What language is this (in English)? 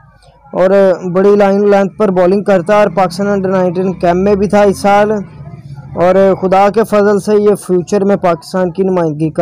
Hindi